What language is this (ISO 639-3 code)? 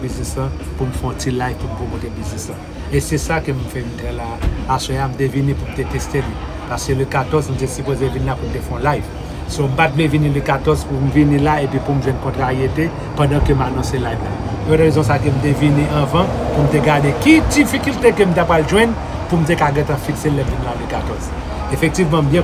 fra